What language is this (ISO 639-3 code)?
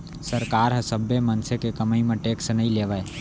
hne